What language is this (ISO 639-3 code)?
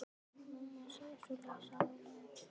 isl